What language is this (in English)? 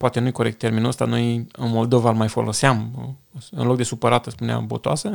Romanian